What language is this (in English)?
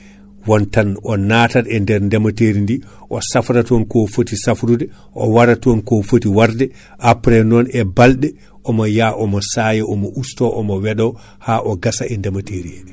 Fula